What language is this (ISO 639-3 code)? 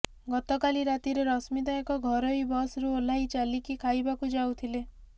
ori